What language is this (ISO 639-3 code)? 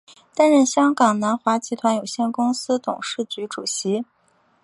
zho